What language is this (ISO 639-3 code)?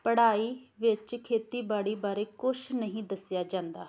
pan